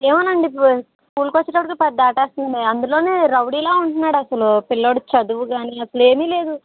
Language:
Telugu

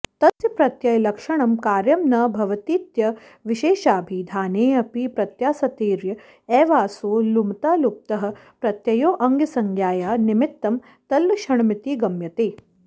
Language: Sanskrit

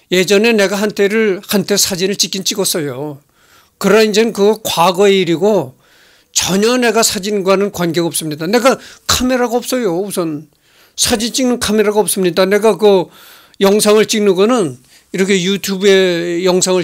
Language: Korean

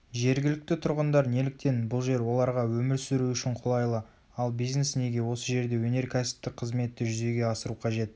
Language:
Kazakh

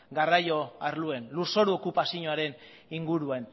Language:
Basque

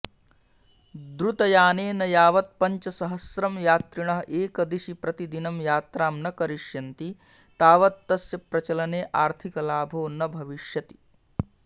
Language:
Sanskrit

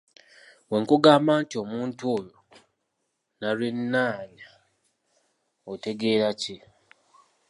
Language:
Ganda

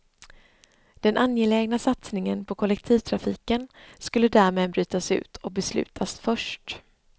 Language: Swedish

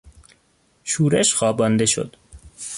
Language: Persian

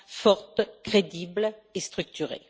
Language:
French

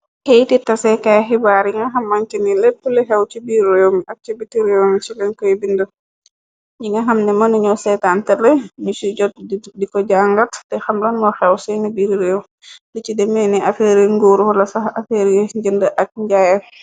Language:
Wolof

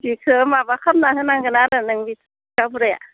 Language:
Bodo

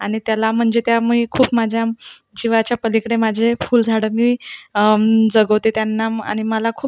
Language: Marathi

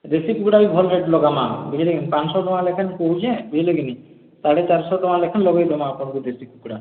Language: Odia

